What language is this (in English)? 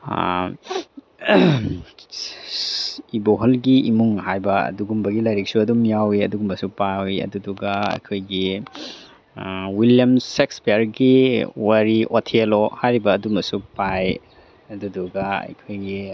Manipuri